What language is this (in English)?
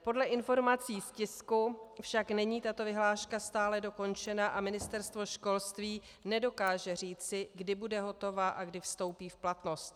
Czech